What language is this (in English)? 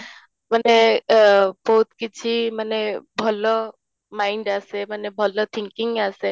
Odia